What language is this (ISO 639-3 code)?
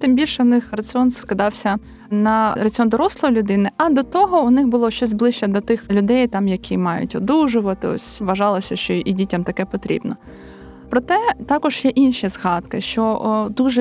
ukr